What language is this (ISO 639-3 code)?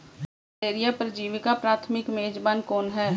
hin